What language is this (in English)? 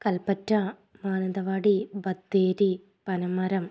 Malayalam